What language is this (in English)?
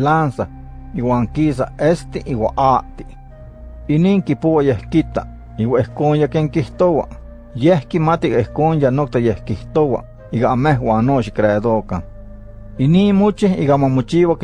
Spanish